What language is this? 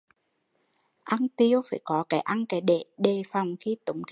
Vietnamese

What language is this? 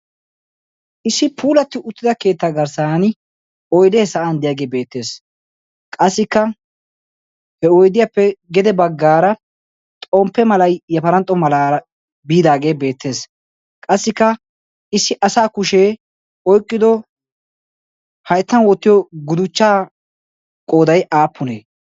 Wolaytta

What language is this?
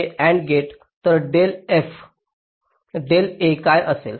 Marathi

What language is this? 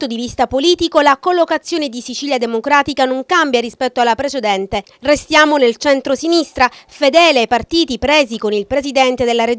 Italian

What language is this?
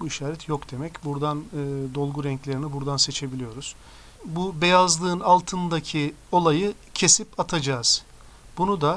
Turkish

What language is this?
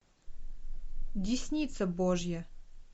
Russian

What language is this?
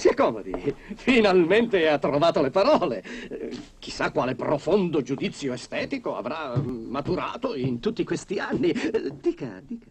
Italian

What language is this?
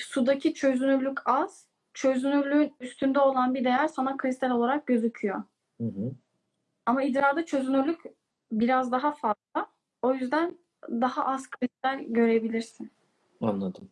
Turkish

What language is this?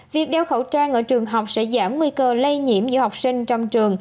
Vietnamese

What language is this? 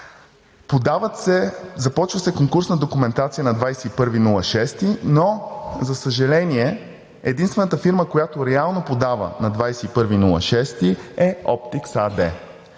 Bulgarian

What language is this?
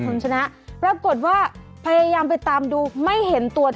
Thai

